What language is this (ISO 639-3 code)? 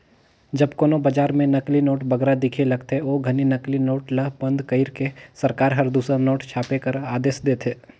hne